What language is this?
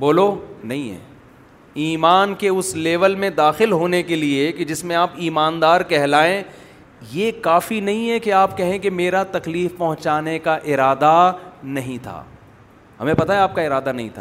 Urdu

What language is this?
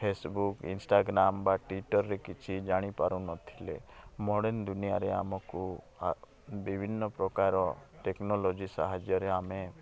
Odia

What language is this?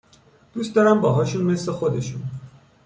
Persian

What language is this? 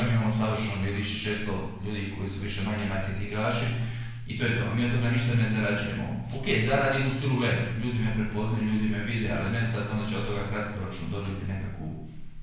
Croatian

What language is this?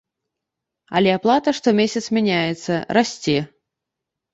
Belarusian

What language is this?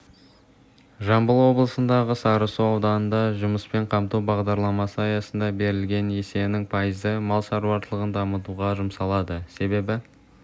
Kazakh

